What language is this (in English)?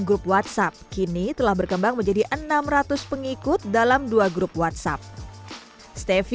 Indonesian